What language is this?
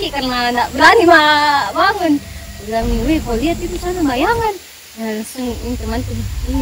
Indonesian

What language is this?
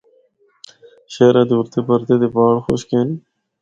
Northern Hindko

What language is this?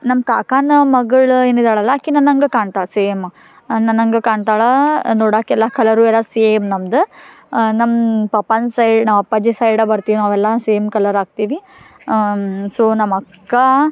Kannada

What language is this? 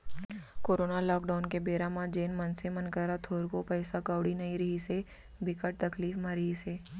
Chhattisgarhi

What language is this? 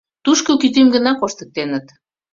Mari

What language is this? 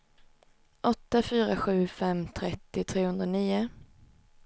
Swedish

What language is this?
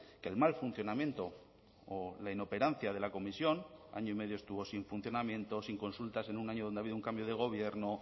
Spanish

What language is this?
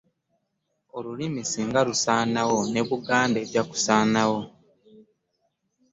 Ganda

